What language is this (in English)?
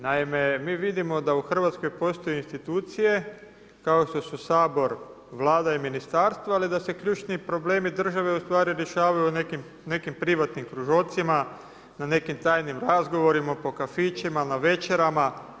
Croatian